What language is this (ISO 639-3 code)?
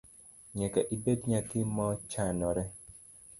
luo